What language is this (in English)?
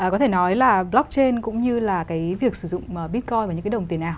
Vietnamese